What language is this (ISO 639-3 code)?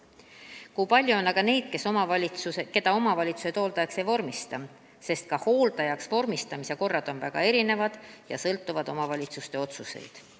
est